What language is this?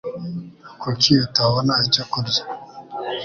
Kinyarwanda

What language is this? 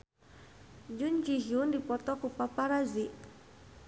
Sundanese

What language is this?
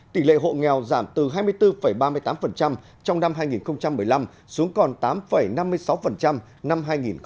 Vietnamese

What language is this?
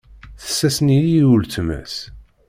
Kabyle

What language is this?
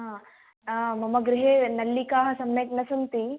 Sanskrit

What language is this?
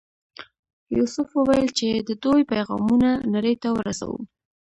Pashto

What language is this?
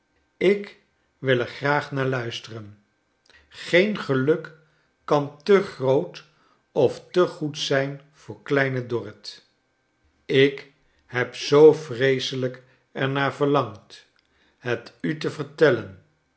Dutch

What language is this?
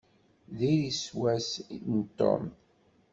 Kabyle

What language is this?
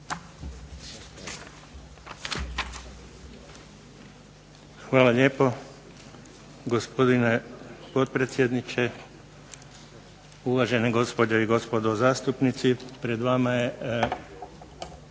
Croatian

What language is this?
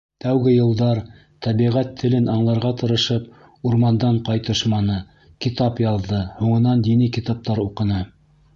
Bashkir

